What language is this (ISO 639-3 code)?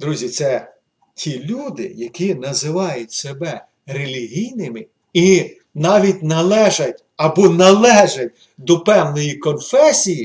ukr